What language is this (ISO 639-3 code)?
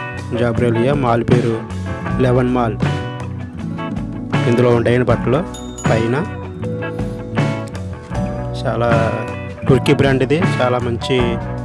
ind